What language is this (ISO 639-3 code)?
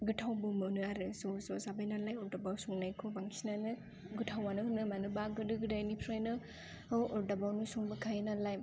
brx